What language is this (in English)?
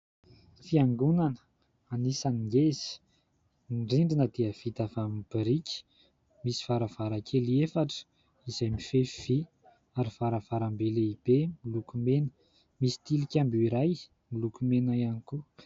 Malagasy